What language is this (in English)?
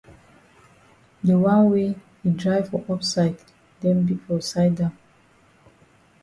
Cameroon Pidgin